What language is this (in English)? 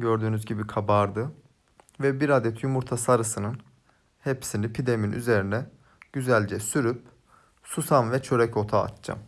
Turkish